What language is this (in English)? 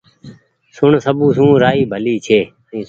Goaria